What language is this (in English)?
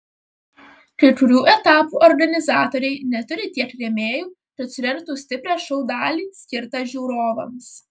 Lithuanian